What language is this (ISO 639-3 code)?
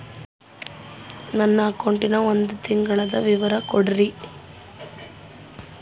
kan